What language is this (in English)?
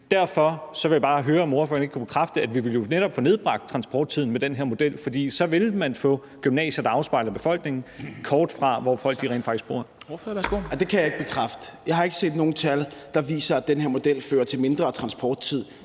Danish